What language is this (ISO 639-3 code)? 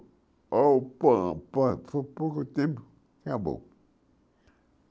por